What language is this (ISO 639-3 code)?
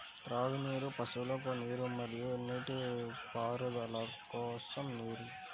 tel